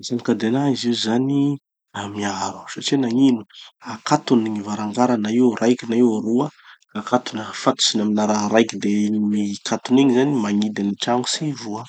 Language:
Tanosy Malagasy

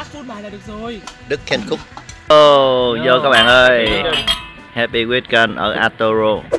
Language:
Vietnamese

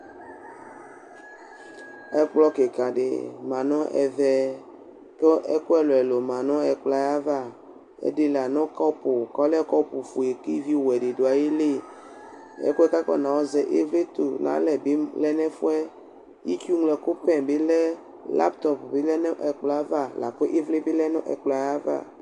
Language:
Ikposo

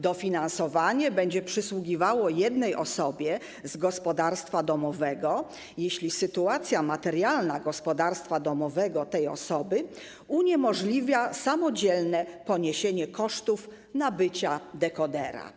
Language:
Polish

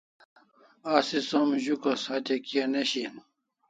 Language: Kalasha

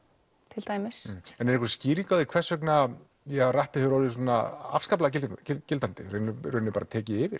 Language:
Icelandic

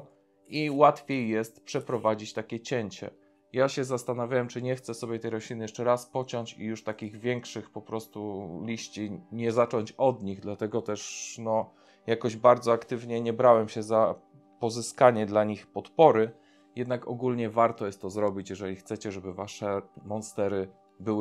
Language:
Polish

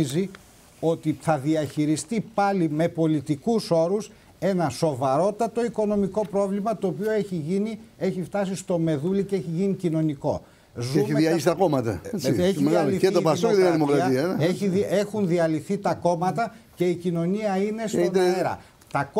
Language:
Greek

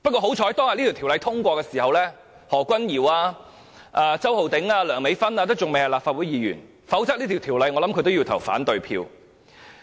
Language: Cantonese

